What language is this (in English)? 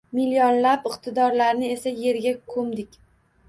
Uzbek